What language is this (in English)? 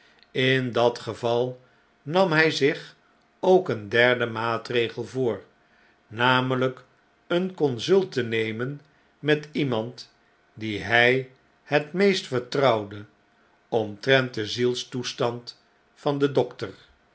Dutch